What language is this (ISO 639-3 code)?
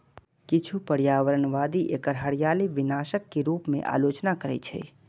mai